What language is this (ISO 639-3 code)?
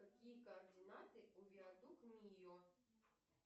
rus